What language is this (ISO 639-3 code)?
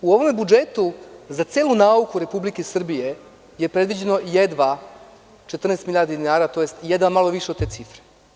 srp